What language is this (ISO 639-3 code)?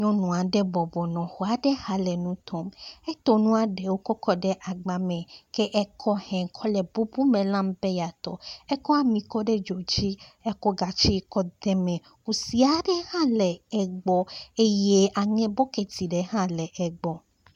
ewe